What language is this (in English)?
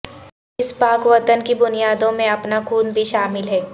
Urdu